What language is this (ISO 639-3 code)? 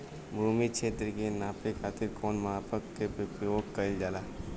bho